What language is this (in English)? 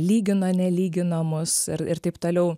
Lithuanian